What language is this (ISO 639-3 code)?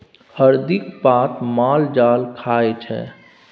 mai